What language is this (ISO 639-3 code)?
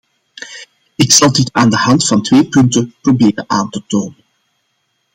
nld